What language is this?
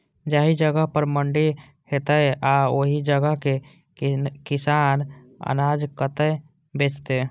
Maithili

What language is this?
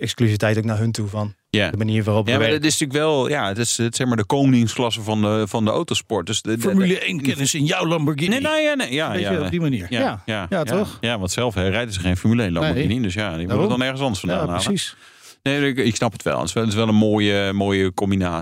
Dutch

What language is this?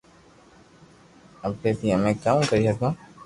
Loarki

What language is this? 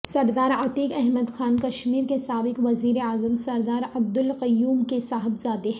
Urdu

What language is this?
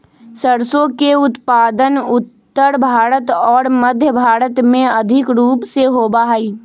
Magahi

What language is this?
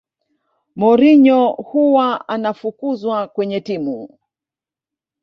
Swahili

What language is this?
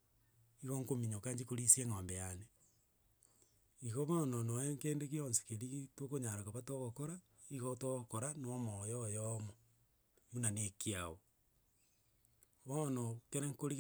Gusii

